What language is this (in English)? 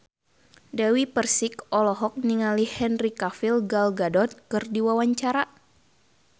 Sundanese